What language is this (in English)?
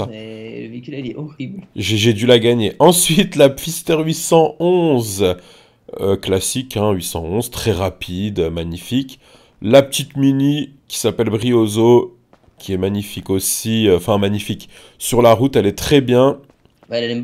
French